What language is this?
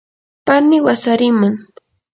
Yanahuanca Pasco Quechua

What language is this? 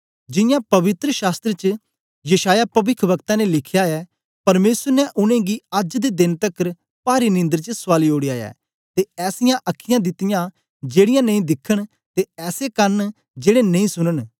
Dogri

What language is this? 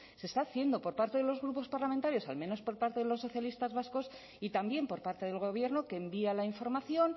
Spanish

